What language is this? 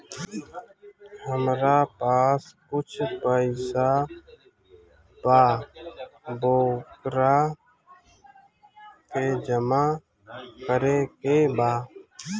Bhojpuri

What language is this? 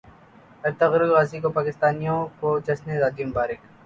Urdu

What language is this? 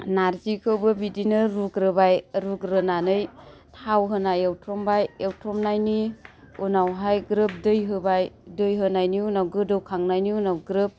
Bodo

